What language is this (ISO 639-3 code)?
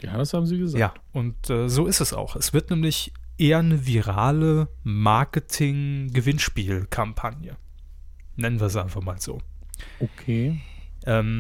deu